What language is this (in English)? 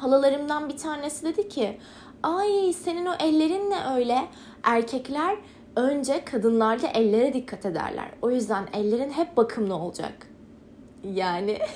Turkish